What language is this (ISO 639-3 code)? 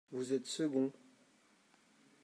fra